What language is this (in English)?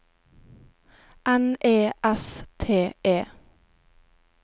Norwegian